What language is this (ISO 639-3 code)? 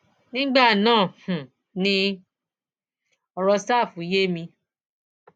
yor